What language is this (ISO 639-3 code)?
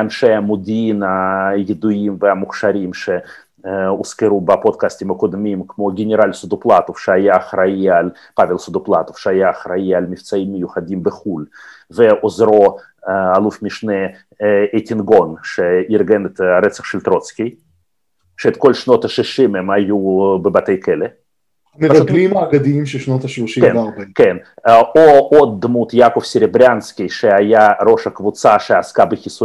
heb